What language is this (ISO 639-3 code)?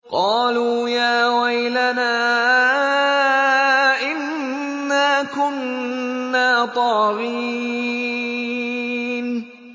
ara